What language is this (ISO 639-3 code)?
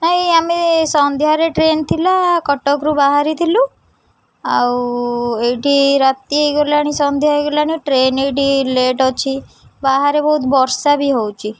ori